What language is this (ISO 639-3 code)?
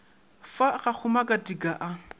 nso